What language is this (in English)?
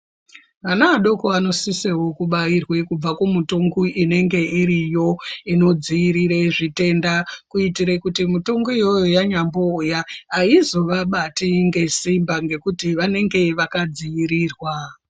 Ndau